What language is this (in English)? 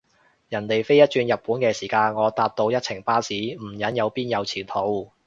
Cantonese